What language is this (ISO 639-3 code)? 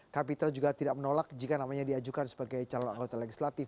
ind